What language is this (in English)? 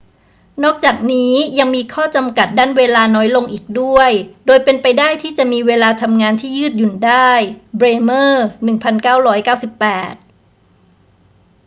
Thai